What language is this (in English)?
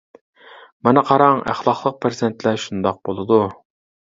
Uyghur